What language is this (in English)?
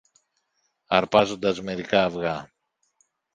Greek